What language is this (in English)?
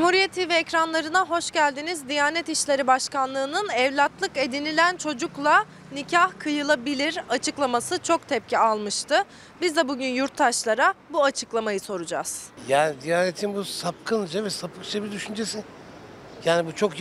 Turkish